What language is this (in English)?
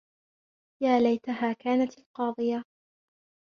Arabic